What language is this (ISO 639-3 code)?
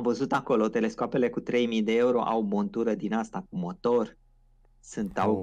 ron